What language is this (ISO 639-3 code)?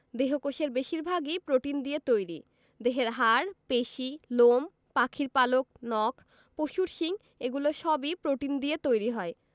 ben